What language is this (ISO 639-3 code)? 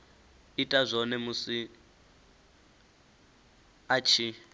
ven